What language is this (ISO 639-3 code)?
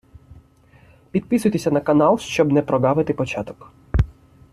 ukr